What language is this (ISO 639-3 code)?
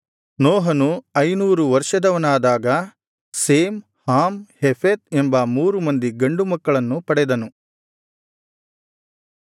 kan